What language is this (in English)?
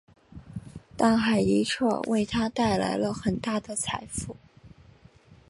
Chinese